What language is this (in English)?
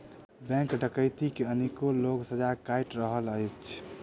Maithili